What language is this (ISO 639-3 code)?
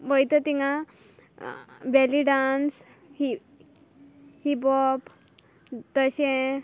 kok